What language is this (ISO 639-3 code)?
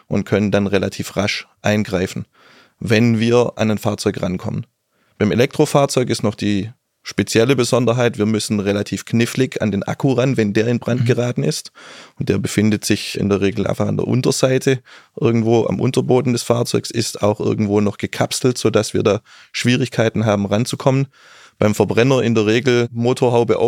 deu